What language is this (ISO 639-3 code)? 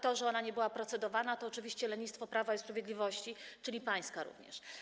pol